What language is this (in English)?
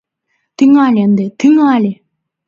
Mari